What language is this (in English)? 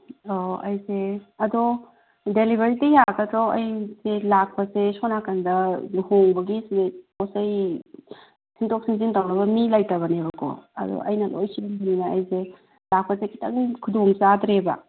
Manipuri